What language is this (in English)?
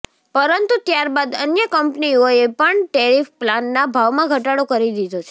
Gujarati